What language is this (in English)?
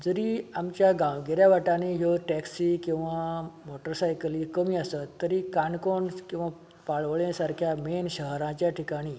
Konkani